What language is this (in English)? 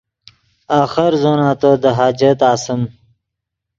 Yidgha